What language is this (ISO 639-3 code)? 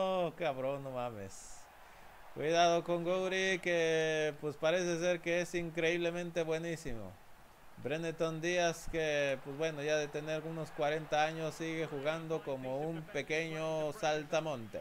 spa